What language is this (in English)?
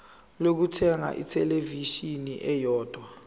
Zulu